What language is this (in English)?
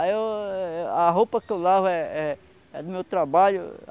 Portuguese